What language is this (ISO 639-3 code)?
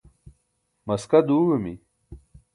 bsk